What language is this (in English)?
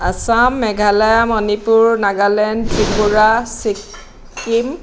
Assamese